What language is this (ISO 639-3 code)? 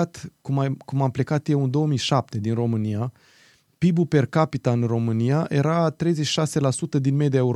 ron